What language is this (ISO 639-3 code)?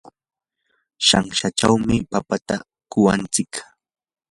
qur